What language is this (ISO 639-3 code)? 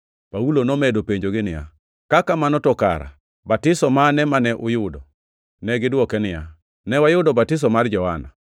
luo